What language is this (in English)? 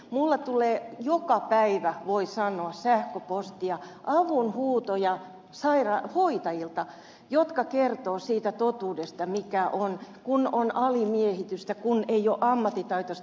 Finnish